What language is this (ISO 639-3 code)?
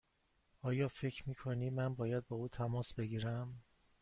fas